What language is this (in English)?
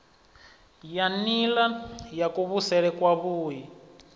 Venda